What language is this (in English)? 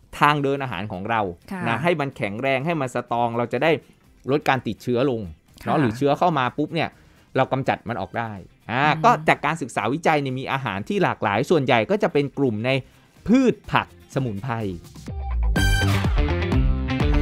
Thai